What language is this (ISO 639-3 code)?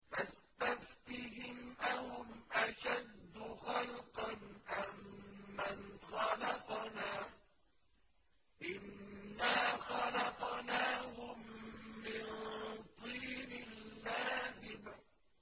ara